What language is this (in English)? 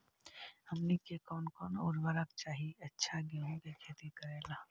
Magahi